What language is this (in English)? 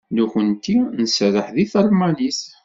Kabyle